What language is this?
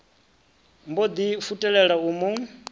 Venda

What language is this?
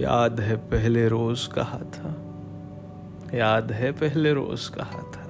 Urdu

